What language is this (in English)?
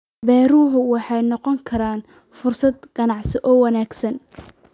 Somali